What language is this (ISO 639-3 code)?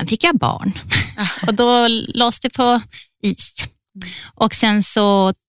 swe